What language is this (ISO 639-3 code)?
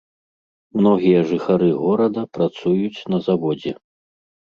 bel